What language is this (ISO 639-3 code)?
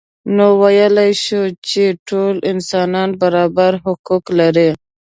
pus